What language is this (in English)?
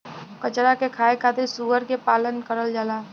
Bhojpuri